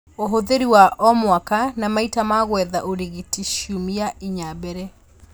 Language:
Kikuyu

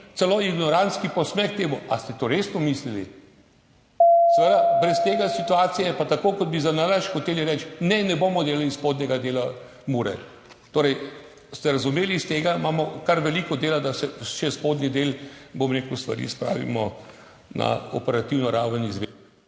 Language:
Slovenian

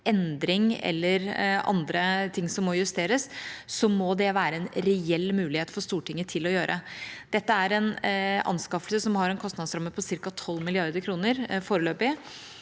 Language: Norwegian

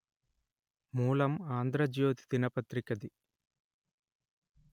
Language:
Telugu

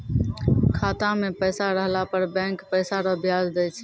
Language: Maithili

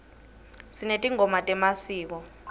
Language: Swati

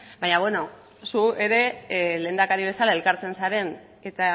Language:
Basque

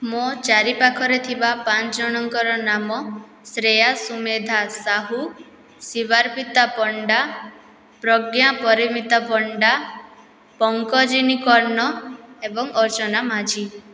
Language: Odia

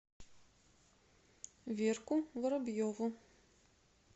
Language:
Russian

